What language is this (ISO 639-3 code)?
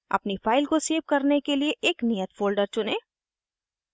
hin